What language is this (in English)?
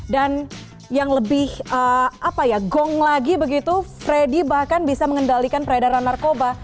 Indonesian